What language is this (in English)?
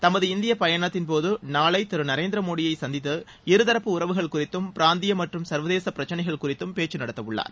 Tamil